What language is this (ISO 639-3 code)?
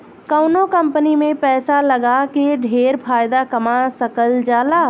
bho